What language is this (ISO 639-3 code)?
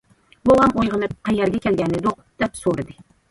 uig